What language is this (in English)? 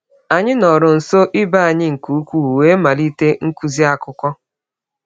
Igbo